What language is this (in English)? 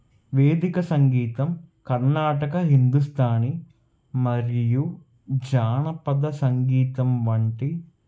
Telugu